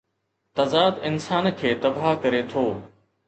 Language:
Sindhi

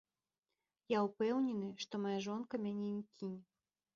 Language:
Belarusian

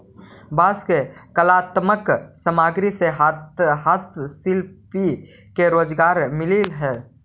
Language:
Magahi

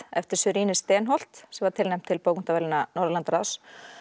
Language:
Icelandic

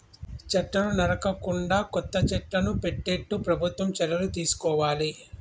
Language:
Telugu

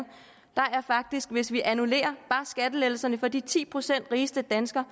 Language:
Danish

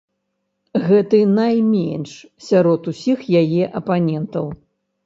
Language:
Belarusian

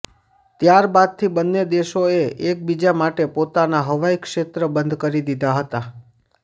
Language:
Gujarati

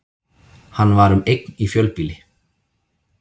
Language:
Icelandic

